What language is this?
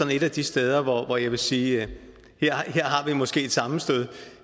Danish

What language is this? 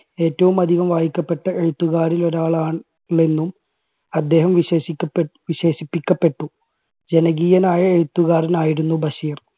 Malayalam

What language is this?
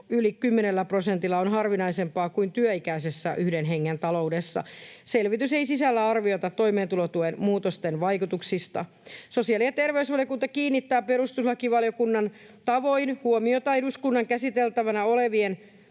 Finnish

